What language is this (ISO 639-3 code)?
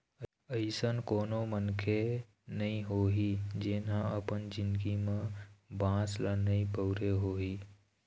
hne